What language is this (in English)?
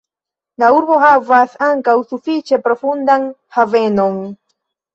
Esperanto